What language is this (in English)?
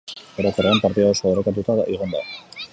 Basque